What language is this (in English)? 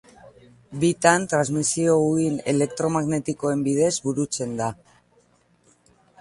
Basque